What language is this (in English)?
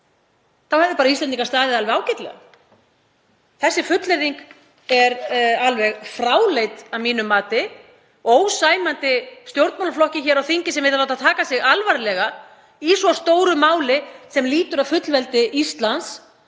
Icelandic